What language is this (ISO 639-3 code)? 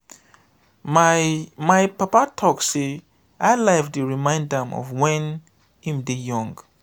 pcm